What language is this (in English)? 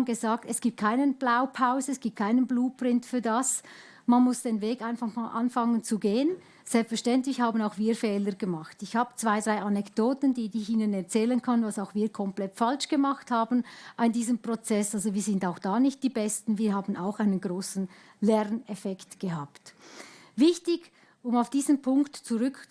German